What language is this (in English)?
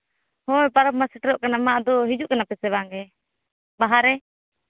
Santali